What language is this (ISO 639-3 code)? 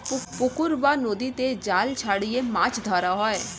ben